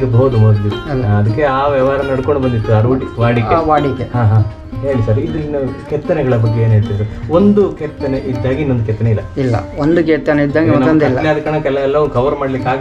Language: Romanian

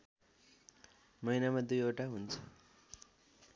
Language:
Nepali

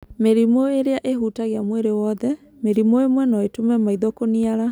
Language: Kikuyu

